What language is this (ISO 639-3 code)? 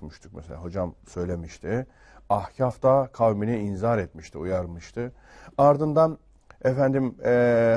tur